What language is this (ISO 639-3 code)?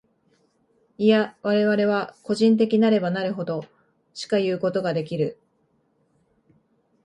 jpn